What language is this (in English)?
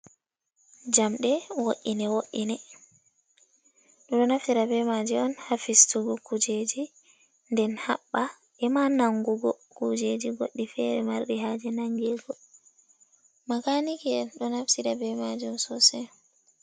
Fula